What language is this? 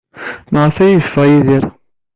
Kabyle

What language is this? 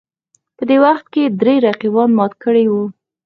Pashto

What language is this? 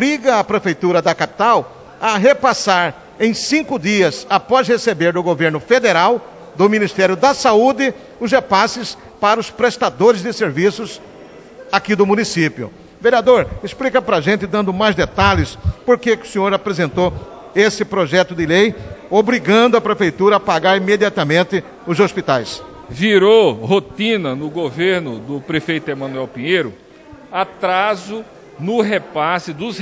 Portuguese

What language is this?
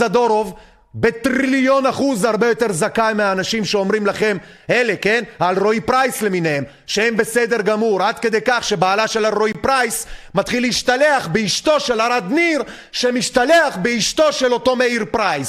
Hebrew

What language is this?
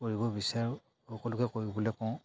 Assamese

